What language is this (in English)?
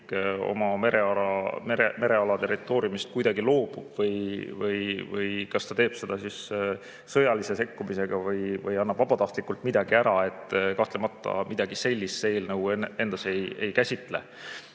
Estonian